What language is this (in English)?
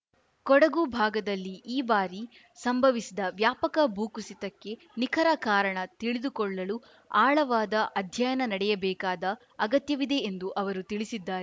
Kannada